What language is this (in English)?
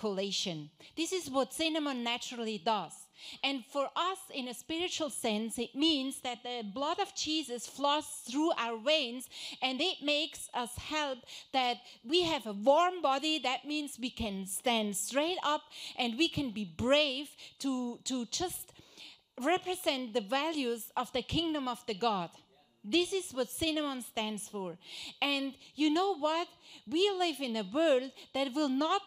English